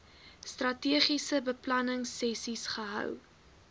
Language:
Afrikaans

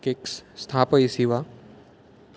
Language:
Sanskrit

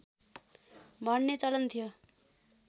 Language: Nepali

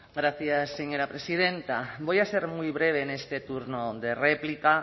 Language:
Spanish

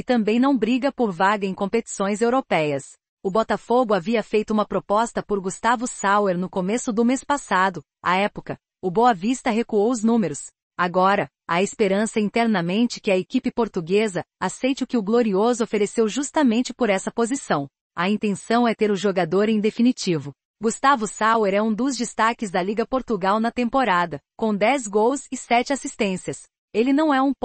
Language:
Portuguese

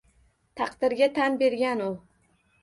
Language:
Uzbek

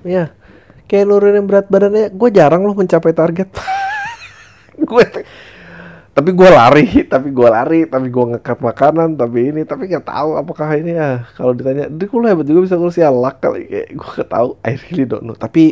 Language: Indonesian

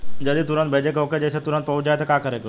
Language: Bhojpuri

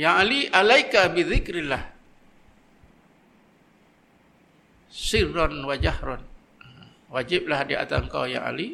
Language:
Malay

